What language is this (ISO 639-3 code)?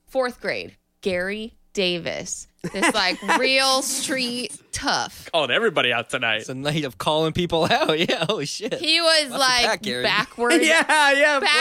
eng